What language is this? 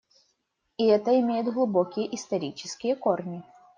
Russian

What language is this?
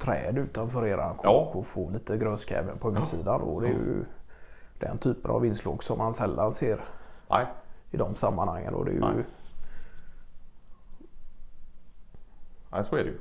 Swedish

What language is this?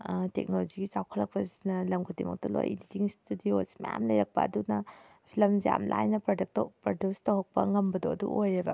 Manipuri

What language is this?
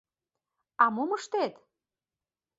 Mari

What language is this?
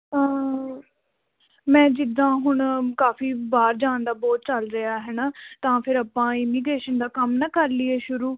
Punjabi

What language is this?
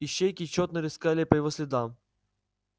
Russian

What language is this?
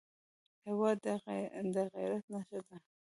Pashto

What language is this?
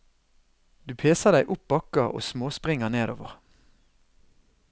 Norwegian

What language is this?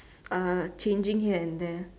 English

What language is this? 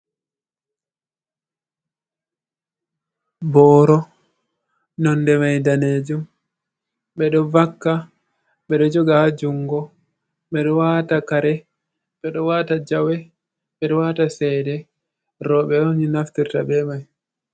Fula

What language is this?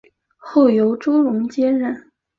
Chinese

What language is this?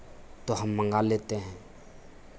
Hindi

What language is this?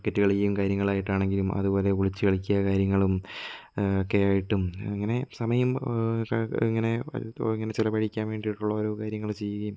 Malayalam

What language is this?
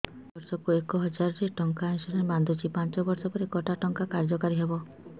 Odia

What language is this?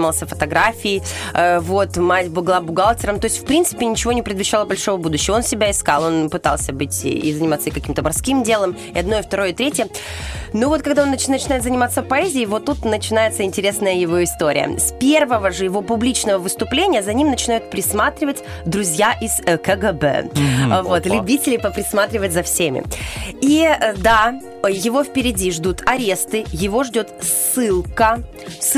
Russian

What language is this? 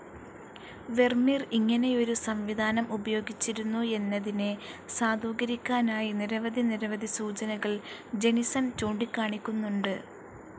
Malayalam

